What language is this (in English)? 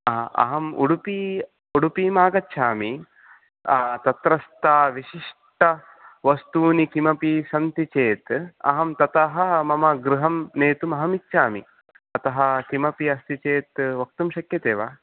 Sanskrit